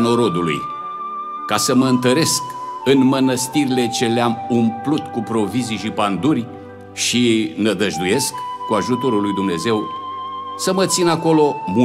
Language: Romanian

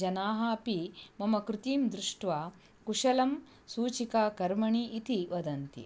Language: Sanskrit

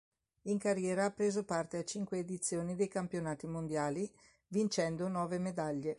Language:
Italian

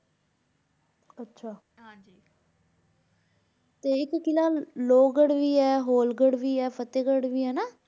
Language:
Punjabi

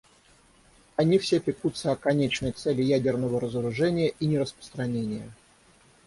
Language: Russian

